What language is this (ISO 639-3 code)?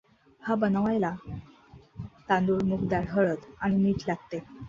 mar